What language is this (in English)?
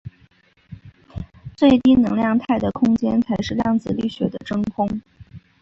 Chinese